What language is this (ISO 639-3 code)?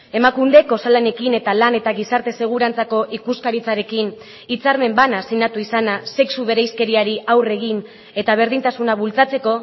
eus